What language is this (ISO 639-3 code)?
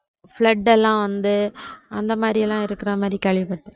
tam